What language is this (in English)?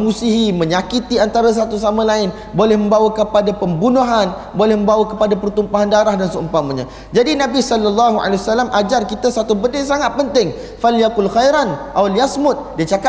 Malay